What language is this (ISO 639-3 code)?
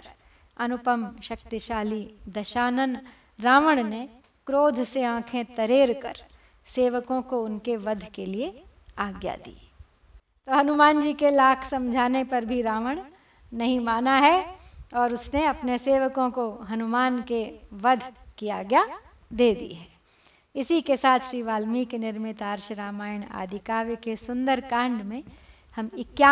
hin